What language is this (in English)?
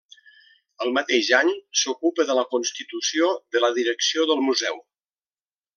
Catalan